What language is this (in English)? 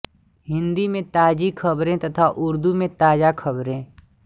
Hindi